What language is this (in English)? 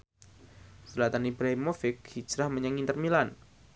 Javanese